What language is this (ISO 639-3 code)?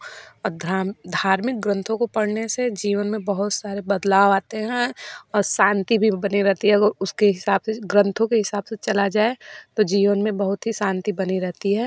hin